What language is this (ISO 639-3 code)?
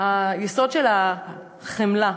heb